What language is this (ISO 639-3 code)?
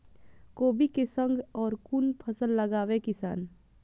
mai